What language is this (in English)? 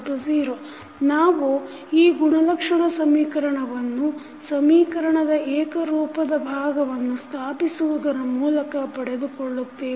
Kannada